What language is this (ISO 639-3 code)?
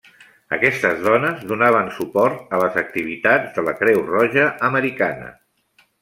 cat